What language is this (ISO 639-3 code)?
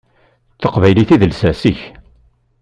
kab